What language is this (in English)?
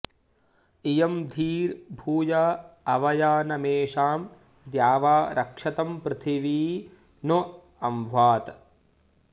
Sanskrit